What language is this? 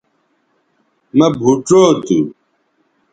Bateri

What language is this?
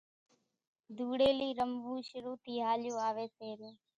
Kachi Koli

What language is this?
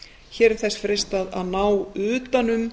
Icelandic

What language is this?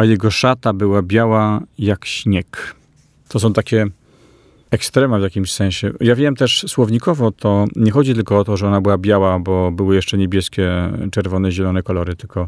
Polish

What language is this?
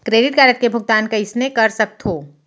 Chhattisgarhi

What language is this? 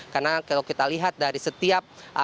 Indonesian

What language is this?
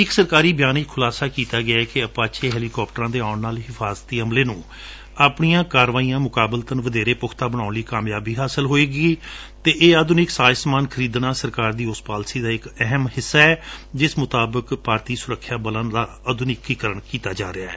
Punjabi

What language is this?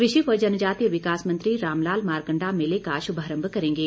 Hindi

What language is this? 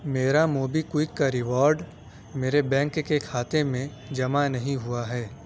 Urdu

